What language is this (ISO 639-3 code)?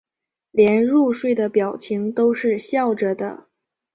zho